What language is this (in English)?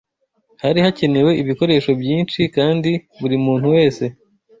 Kinyarwanda